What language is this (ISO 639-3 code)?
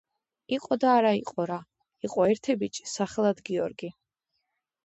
kat